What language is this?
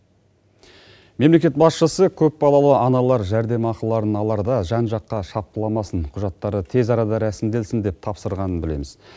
Kazakh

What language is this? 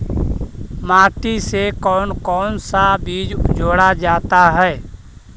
Magahi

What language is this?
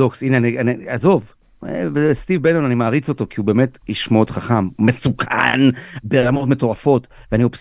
Hebrew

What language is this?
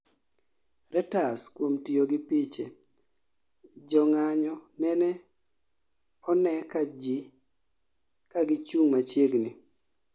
Luo (Kenya and Tanzania)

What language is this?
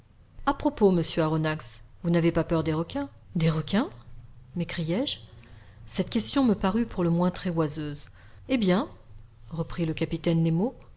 French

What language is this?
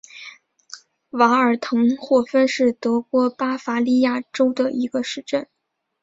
Chinese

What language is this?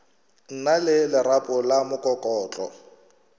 Northern Sotho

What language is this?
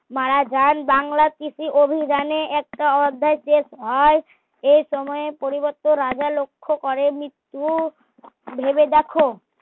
Bangla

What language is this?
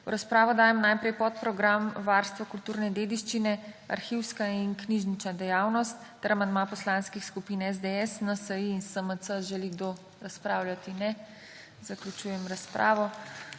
Slovenian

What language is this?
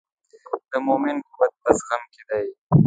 Pashto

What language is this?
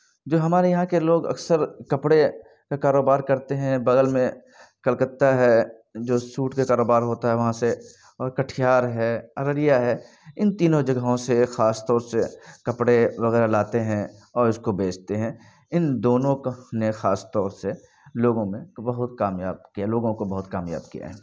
Urdu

